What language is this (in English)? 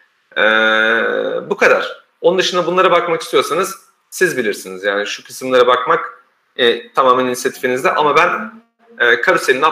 Turkish